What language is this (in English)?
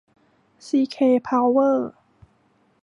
Thai